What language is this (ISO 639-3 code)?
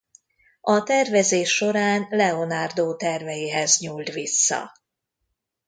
hun